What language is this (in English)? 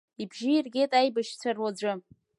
Abkhazian